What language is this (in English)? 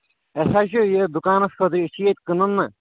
Kashmiri